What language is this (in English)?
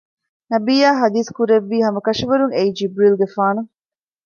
Divehi